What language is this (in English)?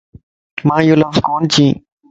Lasi